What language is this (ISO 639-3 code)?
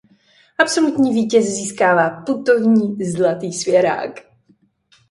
ces